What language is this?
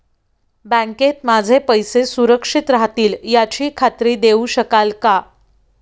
Marathi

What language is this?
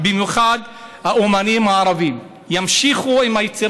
Hebrew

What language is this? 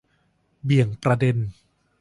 Thai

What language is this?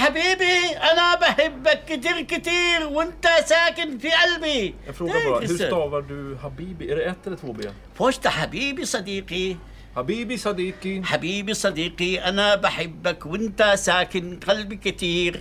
Swedish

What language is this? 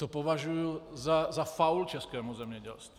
Czech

